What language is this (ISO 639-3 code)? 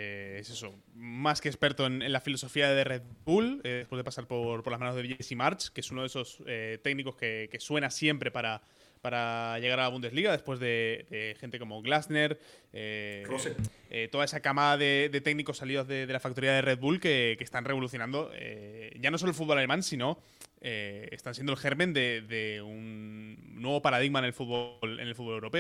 spa